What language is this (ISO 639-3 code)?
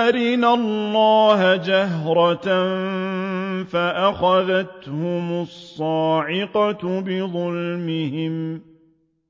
ara